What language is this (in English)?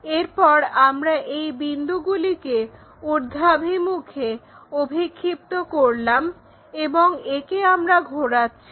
Bangla